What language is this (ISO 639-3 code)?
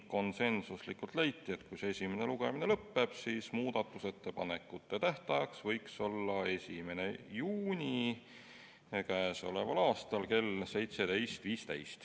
est